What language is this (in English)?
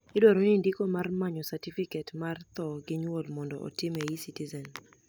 Luo (Kenya and Tanzania)